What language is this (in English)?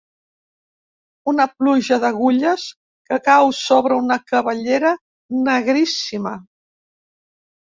Catalan